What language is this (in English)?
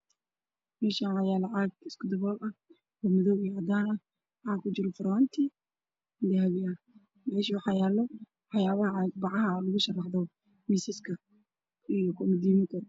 Somali